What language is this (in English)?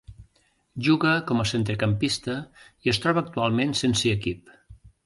Catalan